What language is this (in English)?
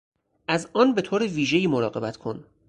Persian